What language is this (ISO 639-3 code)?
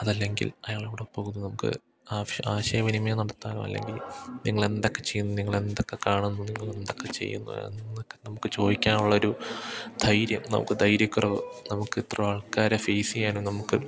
mal